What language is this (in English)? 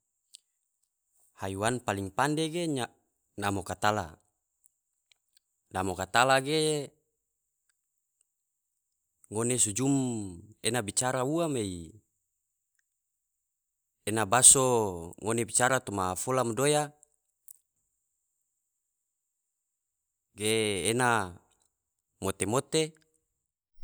Tidore